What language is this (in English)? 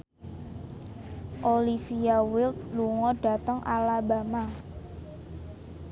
Javanese